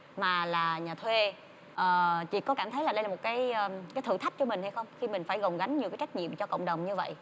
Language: Vietnamese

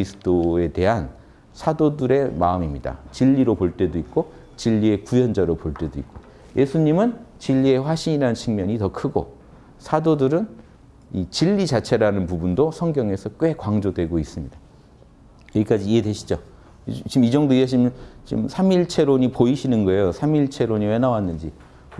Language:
Korean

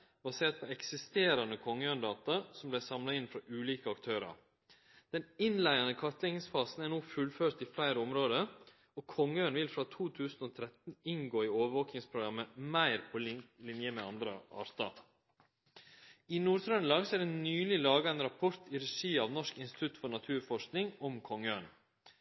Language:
Norwegian Nynorsk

